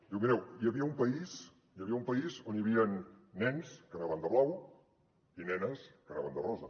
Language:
Catalan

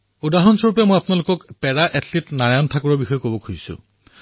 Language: Assamese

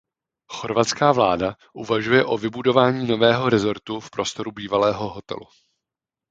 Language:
Czech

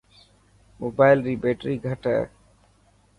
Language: Dhatki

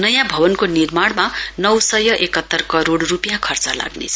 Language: Nepali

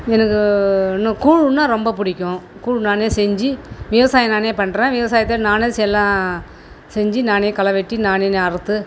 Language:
Tamil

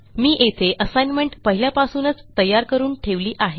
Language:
Marathi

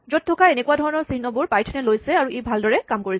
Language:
Assamese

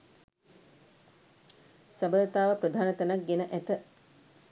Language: Sinhala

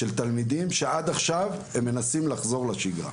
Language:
Hebrew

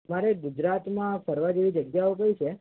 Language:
Gujarati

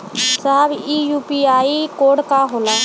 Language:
Bhojpuri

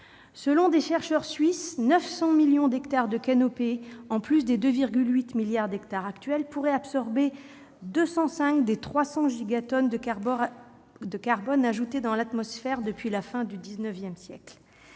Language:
French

